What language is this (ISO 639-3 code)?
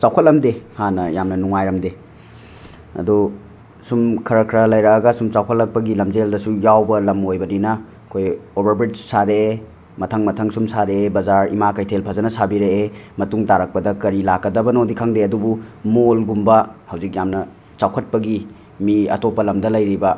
mni